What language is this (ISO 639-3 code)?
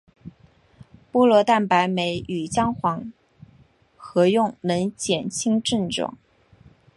zho